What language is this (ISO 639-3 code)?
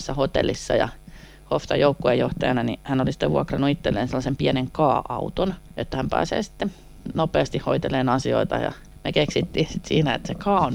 fin